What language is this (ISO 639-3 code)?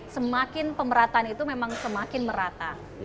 ind